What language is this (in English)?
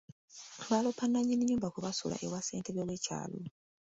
Ganda